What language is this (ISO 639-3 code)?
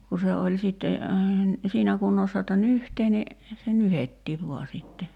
fin